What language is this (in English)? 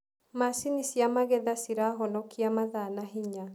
Kikuyu